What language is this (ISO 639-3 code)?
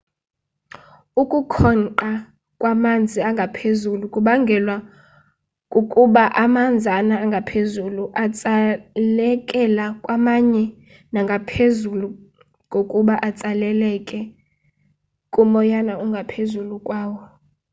xho